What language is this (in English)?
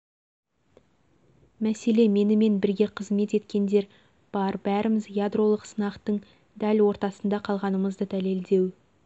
Kazakh